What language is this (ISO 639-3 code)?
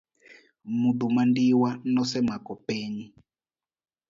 luo